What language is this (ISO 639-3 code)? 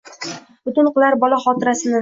uzb